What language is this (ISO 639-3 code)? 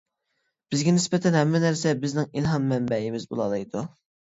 uig